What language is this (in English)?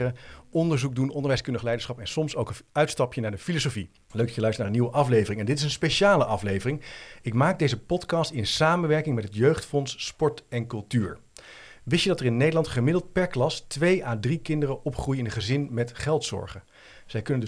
Dutch